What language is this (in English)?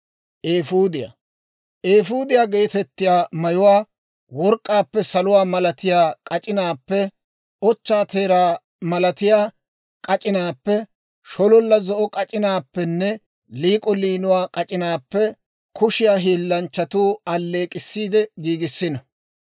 Dawro